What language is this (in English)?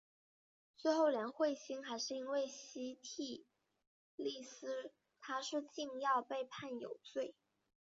Chinese